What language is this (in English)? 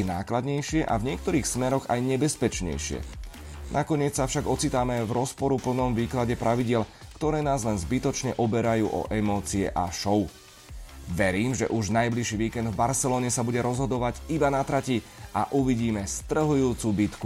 Slovak